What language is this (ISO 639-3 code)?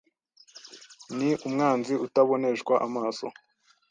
kin